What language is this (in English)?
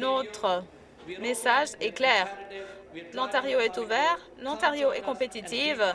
French